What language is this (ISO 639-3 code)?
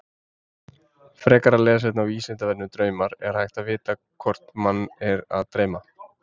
isl